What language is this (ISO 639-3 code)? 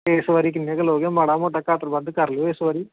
pan